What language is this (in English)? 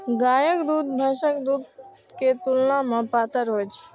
Maithili